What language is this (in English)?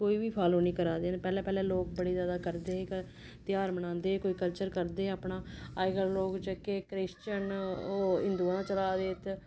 Dogri